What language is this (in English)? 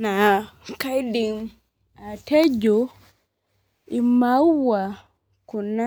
Masai